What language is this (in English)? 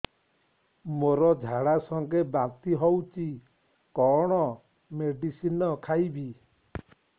Odia